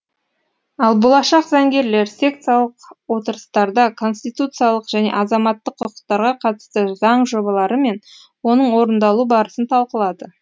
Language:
Kazakh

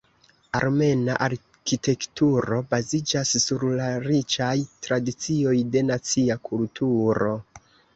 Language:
Esperanto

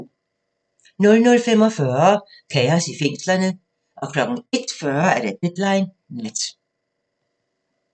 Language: Danish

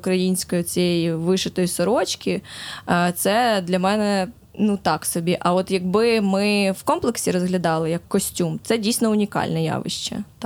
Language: Ukrainian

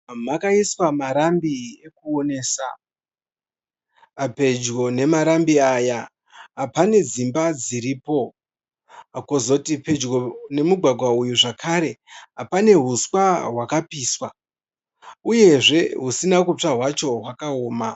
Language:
Shona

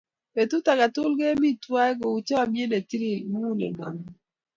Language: Kalenjin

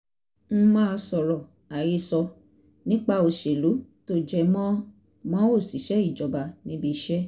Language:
Yoruba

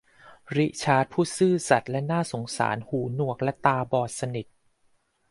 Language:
Thai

